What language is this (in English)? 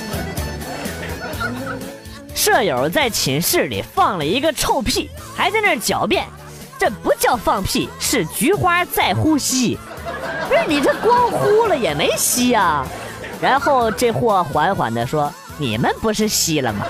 Chinese